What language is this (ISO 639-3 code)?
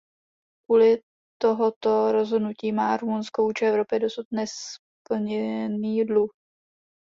ces